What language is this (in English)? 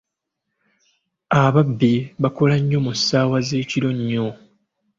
Ganda